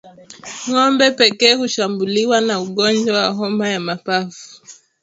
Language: Swahili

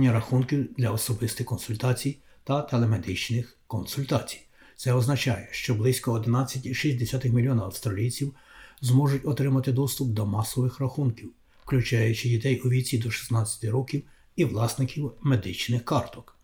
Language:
Ukrainian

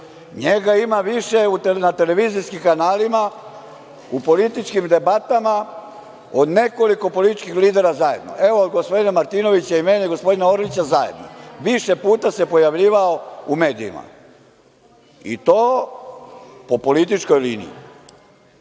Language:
Serbian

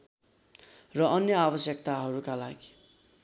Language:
Nepali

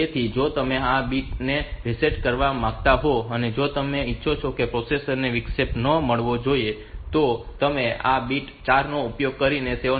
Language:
Gujarati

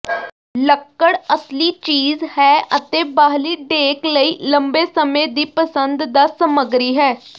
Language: Punjabi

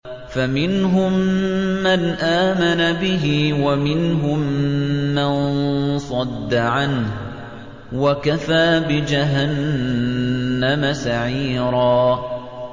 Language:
Arabic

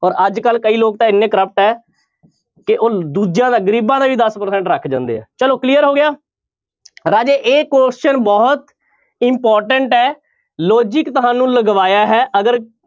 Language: Punjabi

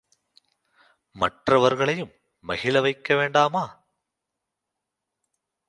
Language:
Tamil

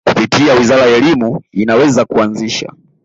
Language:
Swahili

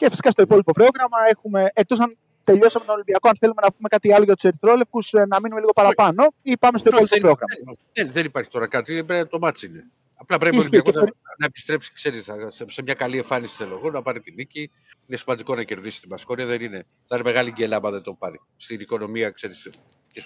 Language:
Greek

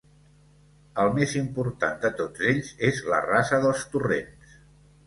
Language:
Catalan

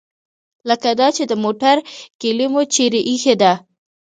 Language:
Pashto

